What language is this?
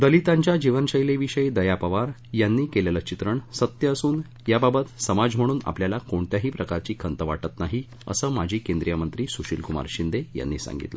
Marathi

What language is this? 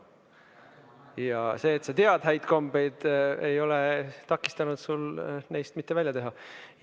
Estonian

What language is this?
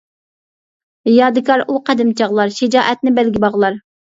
Uyghur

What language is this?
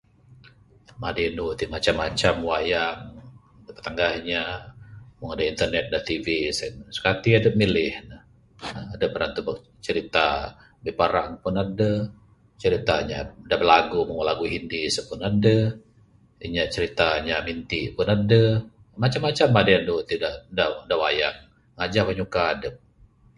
Bukar-Sadung Bidayuh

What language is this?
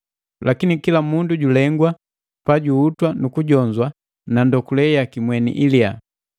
Matengo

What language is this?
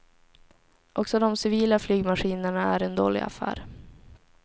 Swedish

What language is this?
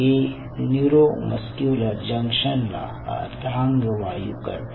Marathi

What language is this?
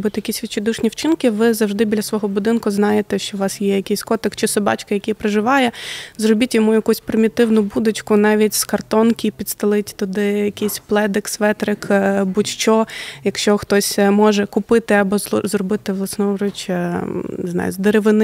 Ukrainian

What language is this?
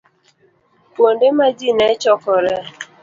Luo (Kenya and Tanzania)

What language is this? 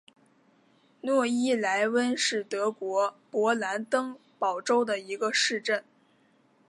Chinese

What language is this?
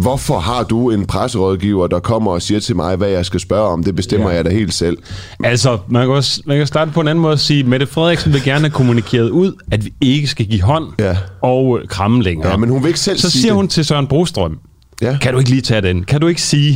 Danish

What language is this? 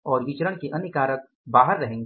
Hindi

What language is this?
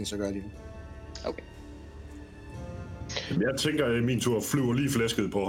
Danish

